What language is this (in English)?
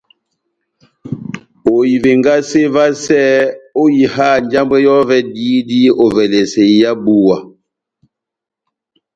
Batanga